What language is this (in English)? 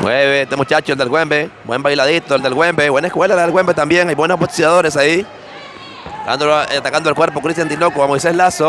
Spanish